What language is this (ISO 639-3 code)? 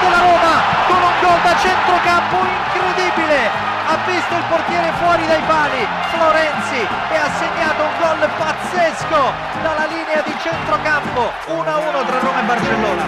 ita